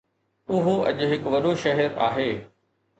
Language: Sindhi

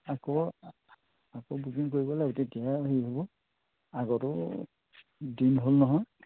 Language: Assamese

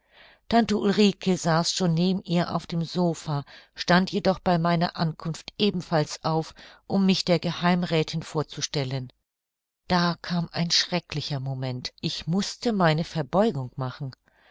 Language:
German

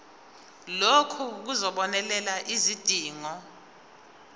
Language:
Zulu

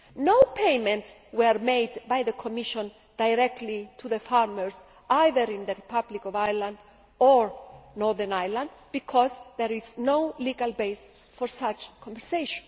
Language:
English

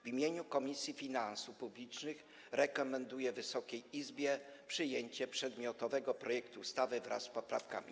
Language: Polish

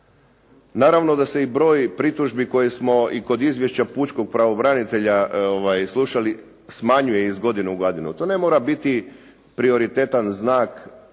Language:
Croatian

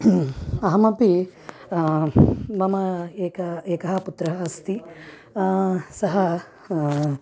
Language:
Sanskrit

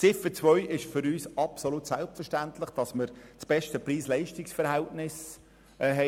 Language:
Swiss German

